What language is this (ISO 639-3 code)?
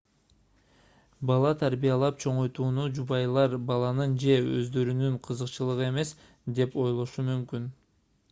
kir